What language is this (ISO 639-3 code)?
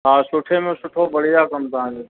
snd